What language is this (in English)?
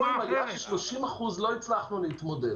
Hebrew